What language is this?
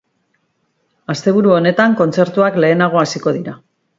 Basque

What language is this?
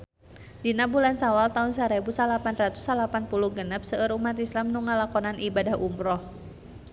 Sundanese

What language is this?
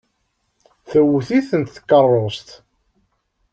Kabyle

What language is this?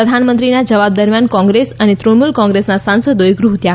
Gujarati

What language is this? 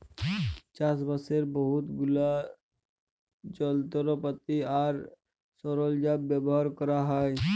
Bangla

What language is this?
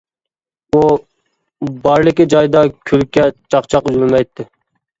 Uyghur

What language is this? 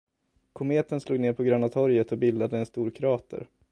Swedish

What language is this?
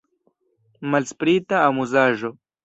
Esperanto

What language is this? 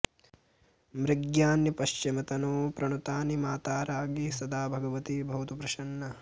Sanskrit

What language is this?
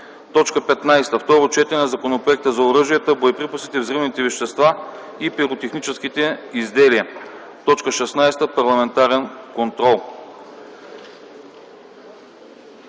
Bulgarian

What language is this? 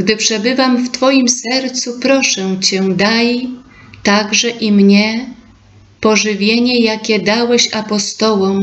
Polish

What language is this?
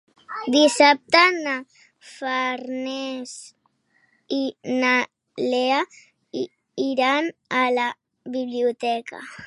Catalan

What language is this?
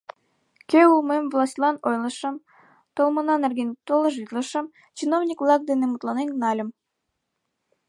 Mari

